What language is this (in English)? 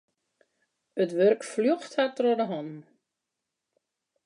Western Frisian